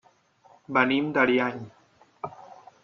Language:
Catalan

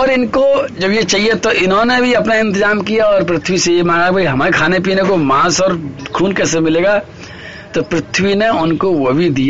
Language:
Hindi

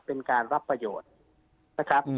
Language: Thai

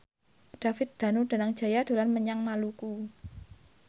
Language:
Javanese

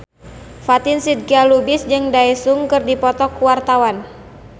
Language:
Sundanese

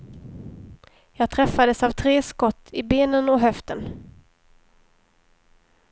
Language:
Swedish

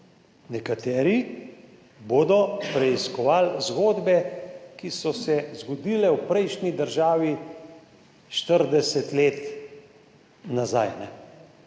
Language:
Slovenian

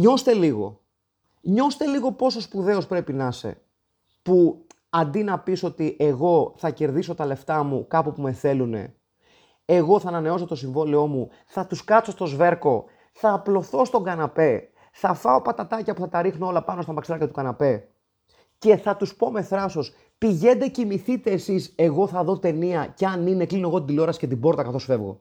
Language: Greek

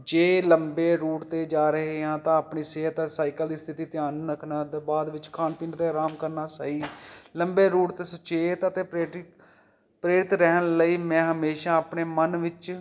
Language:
Punjabi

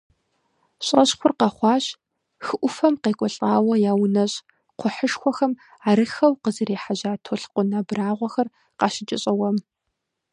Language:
Kabardian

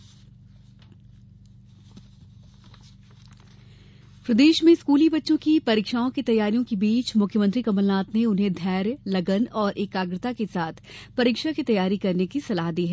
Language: Hindi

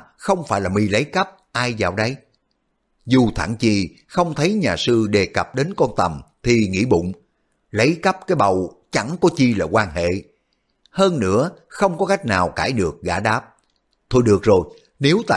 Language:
Vietnamese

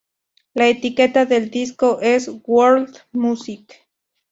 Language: Spanish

